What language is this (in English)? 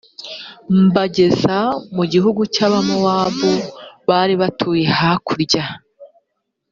Kinyarwanda